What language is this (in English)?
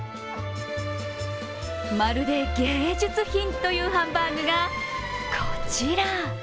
Japanese